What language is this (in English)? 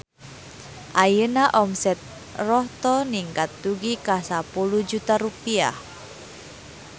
Sundanese